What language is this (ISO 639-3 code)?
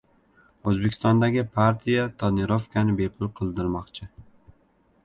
uzb